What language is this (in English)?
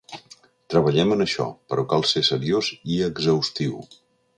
Catalan